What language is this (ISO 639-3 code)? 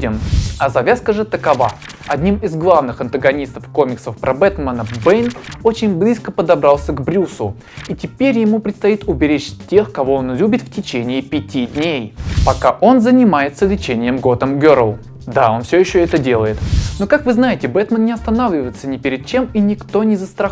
rus